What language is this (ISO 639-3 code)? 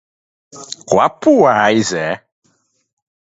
eus